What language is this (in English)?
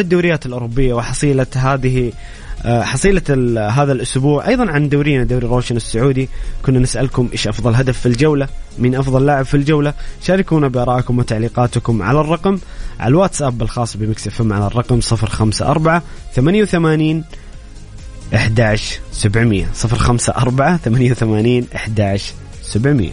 Arabic